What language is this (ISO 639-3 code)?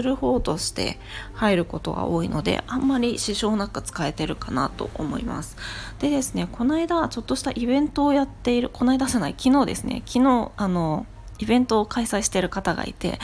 jpn